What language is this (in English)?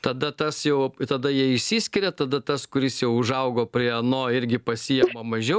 Lithuanian